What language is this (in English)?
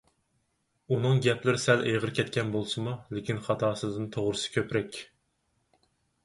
Uyghur